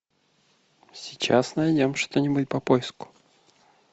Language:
Russian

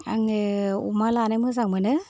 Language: Bodo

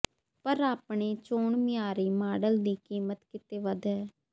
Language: Punjabi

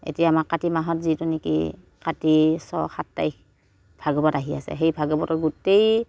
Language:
Assamese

